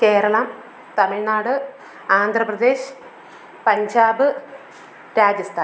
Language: Malayalam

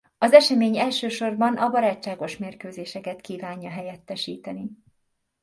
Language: Hungarian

